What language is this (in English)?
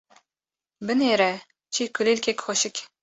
Kurdish